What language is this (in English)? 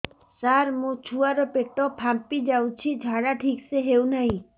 Odia